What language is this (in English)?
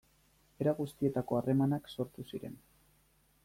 Basque